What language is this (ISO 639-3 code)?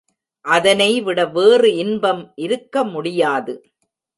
tam